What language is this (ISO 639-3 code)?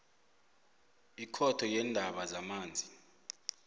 nbl